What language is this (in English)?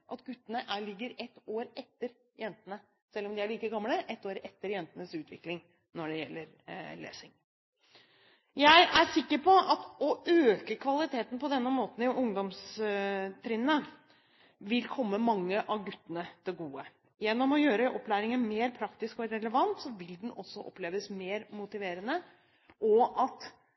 Norwegian Bokmål